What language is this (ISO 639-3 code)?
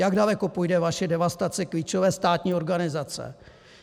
ces